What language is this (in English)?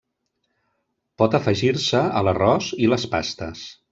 Catalan